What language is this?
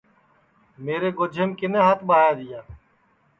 Sansi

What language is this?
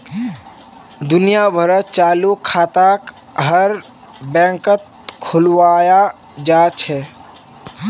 Magahi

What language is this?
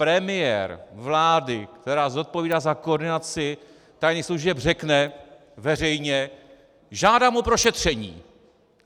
Czech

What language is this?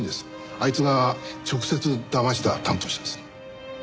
Japanese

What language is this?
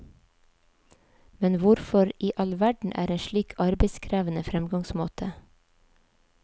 Norwegian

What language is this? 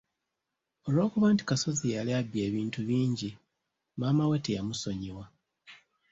Ganda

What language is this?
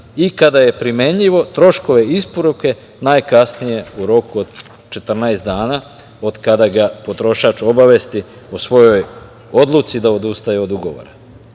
Serbian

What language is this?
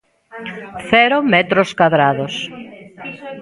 Galician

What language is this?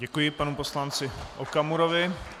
Czech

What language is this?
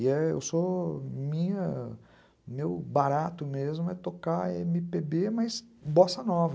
Portuguese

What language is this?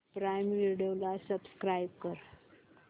Marathi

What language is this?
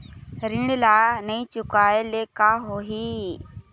Chhattisgarhi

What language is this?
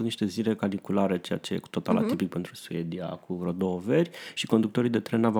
Romanian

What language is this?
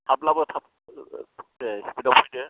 Bodo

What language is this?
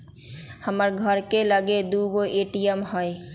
Magahi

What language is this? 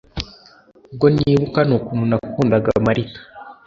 Kinyarwanda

